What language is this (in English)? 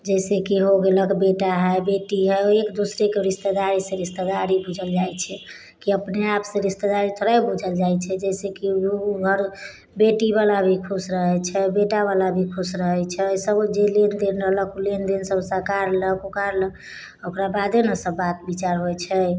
Maithili